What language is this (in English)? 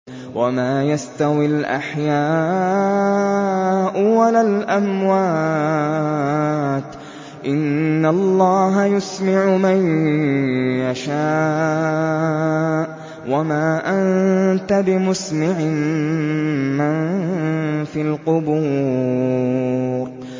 Arabic